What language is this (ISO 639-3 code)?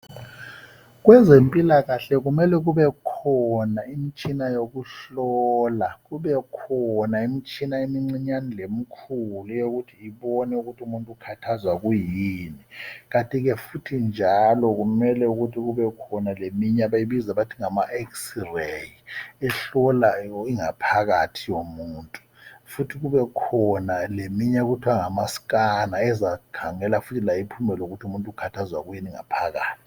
nde